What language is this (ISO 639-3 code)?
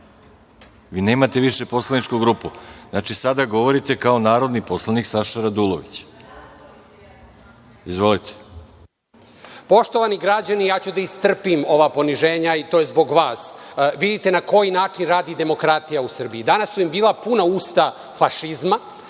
srp